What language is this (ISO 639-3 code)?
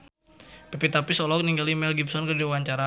sun